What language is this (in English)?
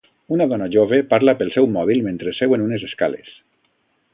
Catalan